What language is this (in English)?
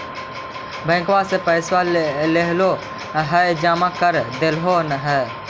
Magahi